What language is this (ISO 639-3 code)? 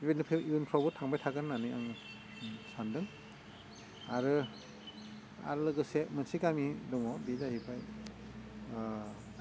brx